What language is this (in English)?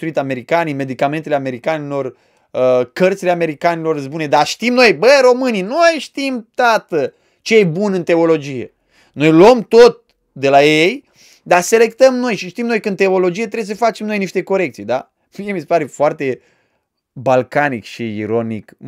Romanian